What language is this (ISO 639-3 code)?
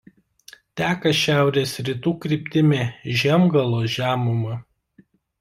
lit